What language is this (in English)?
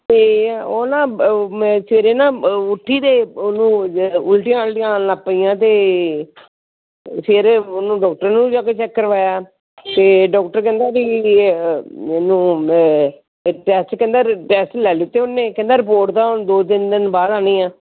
Punjabi